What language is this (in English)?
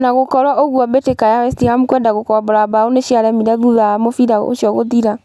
Kikuyu